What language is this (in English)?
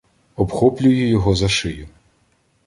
Ukrainian